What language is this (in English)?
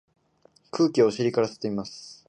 Japanese